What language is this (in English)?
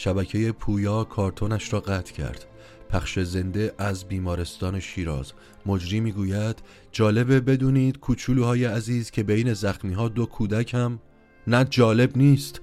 Persian